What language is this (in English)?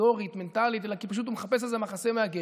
Hebrew